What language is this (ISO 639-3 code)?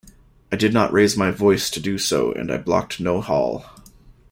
eng